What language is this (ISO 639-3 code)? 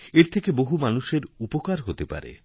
ben